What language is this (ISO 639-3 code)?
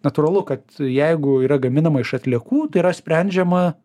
lit